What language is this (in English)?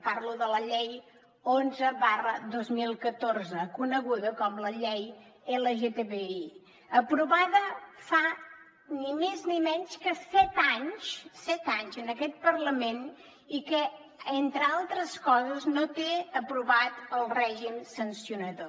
Catalan